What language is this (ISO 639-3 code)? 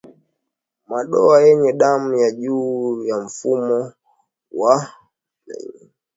swa